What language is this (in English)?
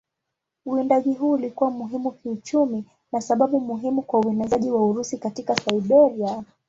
Swahili